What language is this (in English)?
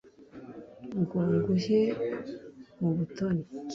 Kinyarwanda